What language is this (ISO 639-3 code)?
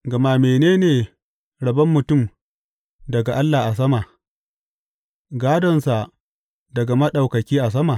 hau